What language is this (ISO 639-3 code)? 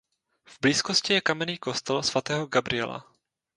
ces